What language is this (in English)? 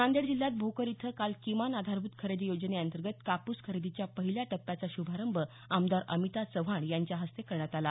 Marathi